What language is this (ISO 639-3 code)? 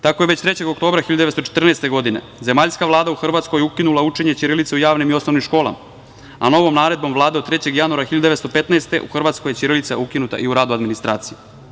srp